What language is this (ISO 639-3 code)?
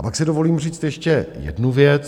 ces